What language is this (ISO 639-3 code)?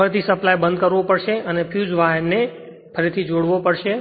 guj